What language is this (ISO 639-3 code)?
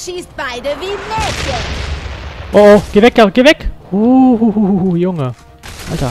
deu